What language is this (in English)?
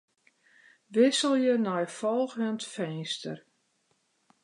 Western Frisian